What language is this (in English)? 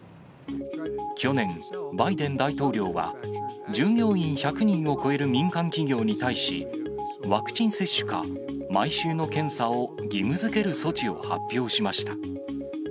Japanese